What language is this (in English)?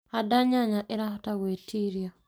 Kikuyu